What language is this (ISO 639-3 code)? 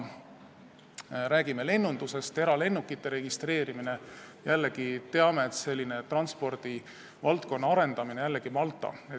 est